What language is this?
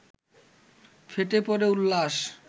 Bangla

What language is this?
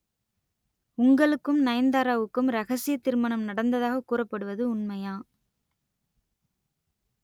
Tamil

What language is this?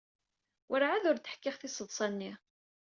Kabyle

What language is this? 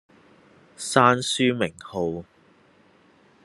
Cantonese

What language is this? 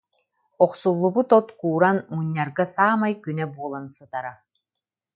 Yakut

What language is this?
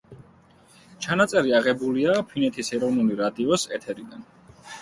Georgian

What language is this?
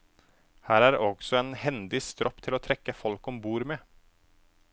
Norwegian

